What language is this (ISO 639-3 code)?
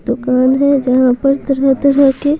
hin